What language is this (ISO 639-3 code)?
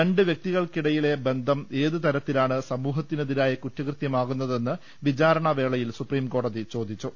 mal